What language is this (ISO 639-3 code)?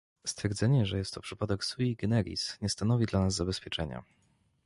pol